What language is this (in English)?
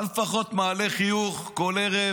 Hebrew